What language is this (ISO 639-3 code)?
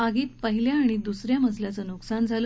mar